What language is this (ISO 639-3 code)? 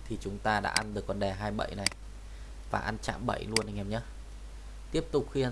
vie